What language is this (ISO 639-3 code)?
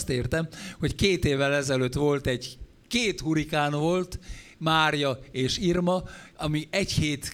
hun